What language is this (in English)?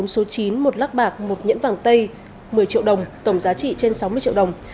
Vietnamese